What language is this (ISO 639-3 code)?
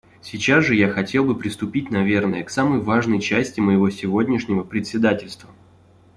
rus